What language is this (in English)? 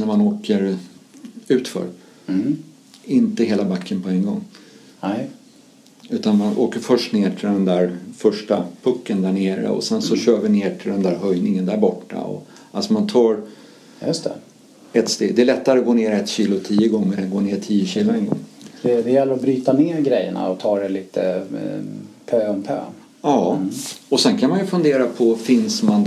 Swedish